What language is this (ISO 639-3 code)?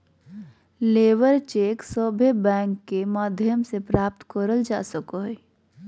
mag